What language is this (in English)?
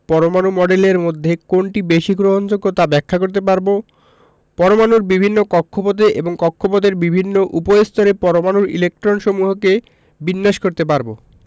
Bangla